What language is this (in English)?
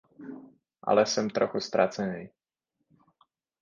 Czech